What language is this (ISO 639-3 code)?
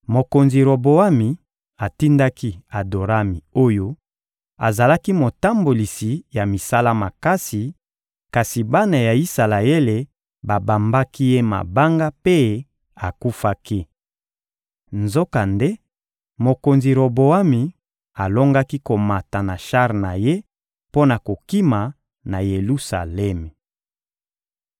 lin